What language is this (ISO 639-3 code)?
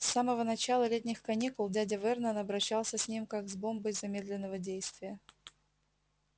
rus